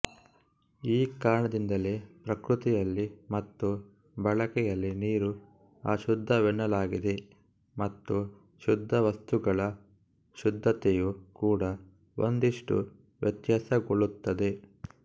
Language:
Kannada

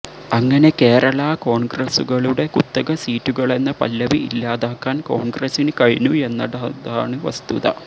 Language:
Malayalam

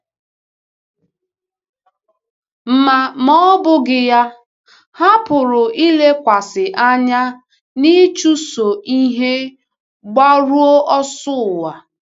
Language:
Igbo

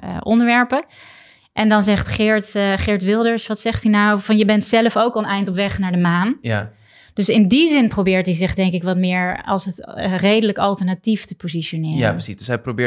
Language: Dutch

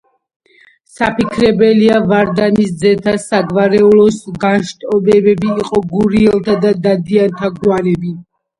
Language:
Georgian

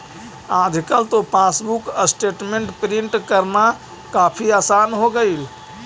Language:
Magahi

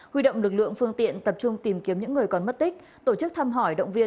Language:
Vietnamese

